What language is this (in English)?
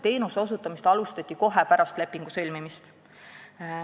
Estonian